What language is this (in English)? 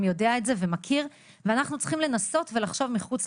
Hebrew